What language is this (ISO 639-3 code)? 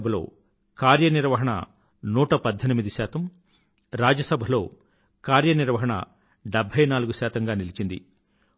tel